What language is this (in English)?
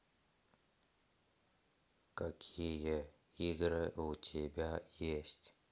Russian